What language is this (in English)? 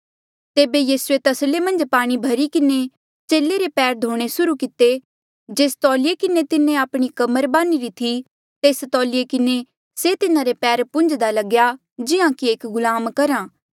Mandeali